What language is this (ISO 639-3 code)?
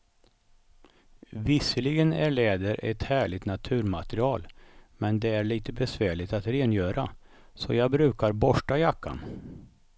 swe